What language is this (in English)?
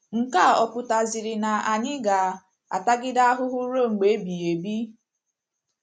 Igbo